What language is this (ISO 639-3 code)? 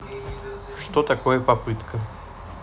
rus